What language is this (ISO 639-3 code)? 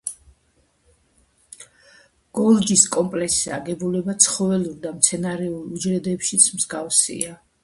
kat